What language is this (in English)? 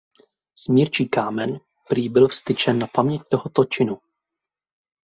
Czech